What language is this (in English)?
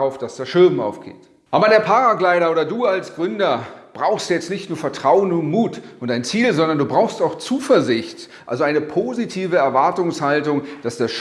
German